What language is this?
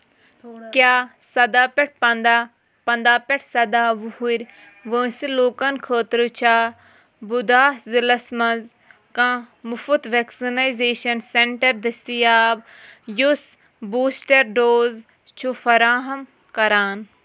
Kashmiri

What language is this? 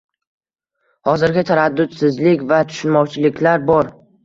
Uzbek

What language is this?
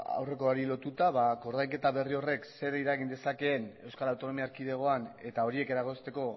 Basque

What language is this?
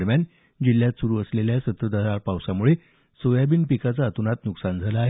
Marathi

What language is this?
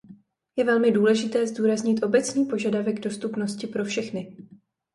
Czech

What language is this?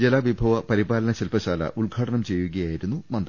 Malayalam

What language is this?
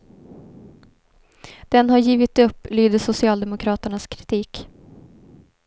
Swedish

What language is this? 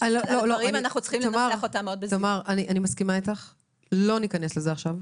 Hebrew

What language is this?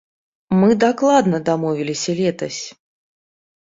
Belarusian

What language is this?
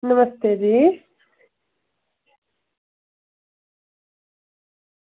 Dogri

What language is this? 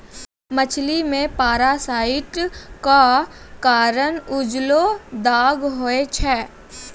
Maithili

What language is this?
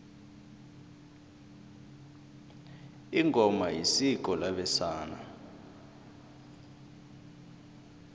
South Ndebele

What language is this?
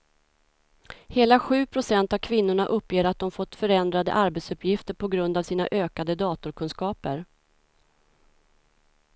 Swedish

